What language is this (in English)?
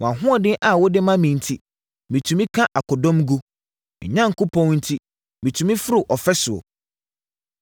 Akan